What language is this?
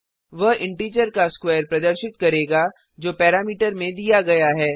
Hindi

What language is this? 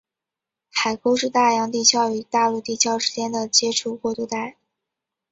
Chinese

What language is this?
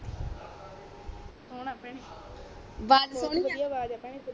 Punjabi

